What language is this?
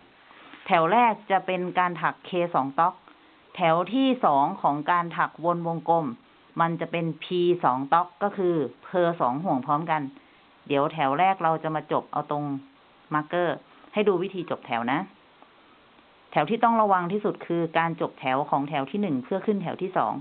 Thai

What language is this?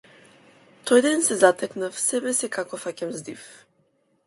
Macedonian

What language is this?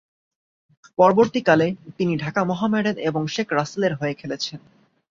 Bangla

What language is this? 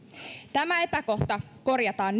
Finnish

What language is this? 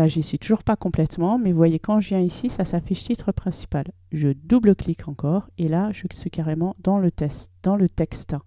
French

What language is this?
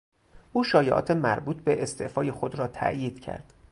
Persian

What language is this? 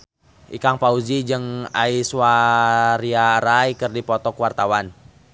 Sundanese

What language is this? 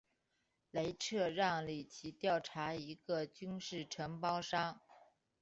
Chinese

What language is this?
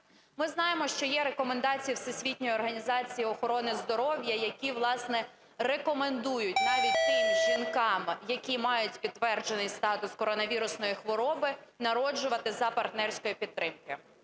Ukrainian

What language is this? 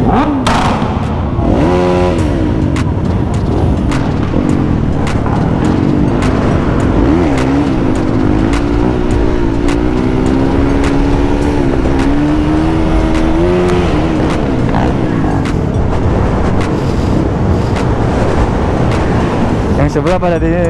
Indonesian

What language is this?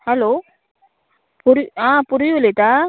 Konkani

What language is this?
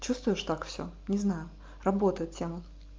Russian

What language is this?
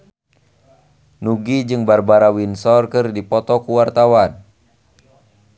Sundanese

